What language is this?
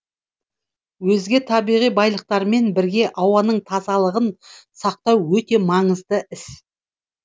Kazakh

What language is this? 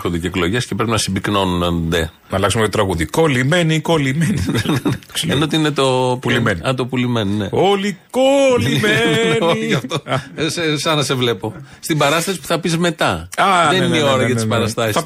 Greek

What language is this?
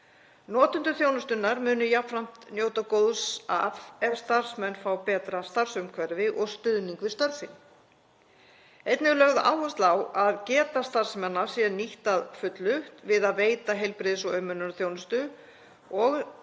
Icelandic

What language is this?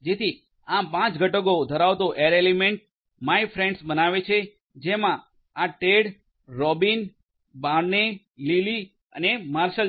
Gujarati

